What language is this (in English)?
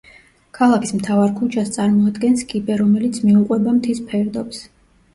Georgian